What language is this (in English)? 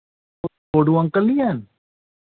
Dogri